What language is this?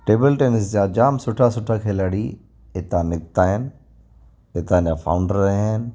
Sindhi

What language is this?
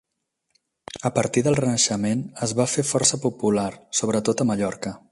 Catalan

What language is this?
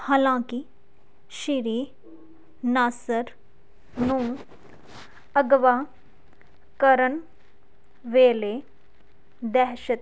Punjabi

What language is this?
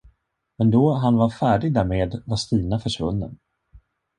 Swedish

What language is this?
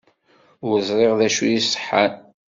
Kabyle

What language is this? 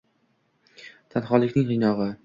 Uzbek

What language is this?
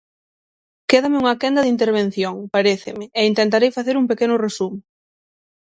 Galician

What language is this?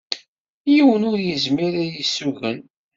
Kabyle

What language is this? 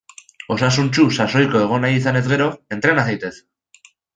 Basque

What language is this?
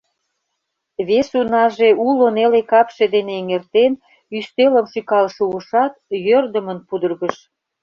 Mari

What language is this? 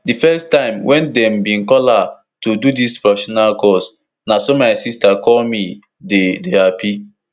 Nigerian Pidgin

